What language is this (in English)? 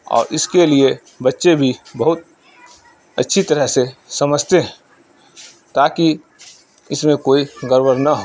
Urdu